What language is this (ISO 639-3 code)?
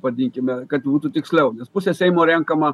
lit